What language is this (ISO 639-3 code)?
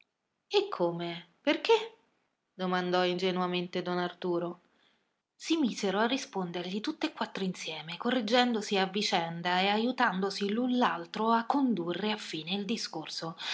ita